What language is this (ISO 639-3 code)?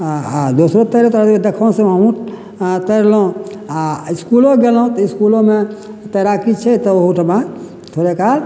mai